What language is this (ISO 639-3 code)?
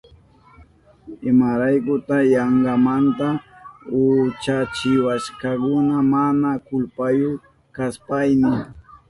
qup